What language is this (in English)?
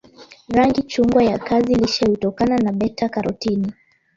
Swahili